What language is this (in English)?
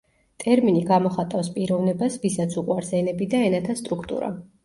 Georgian